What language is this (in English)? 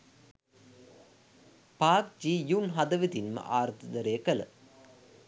Sinhala